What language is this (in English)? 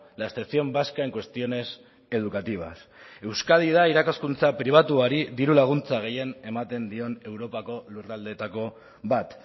Basque